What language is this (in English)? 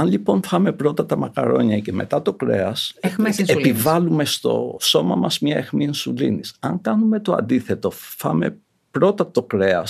Greek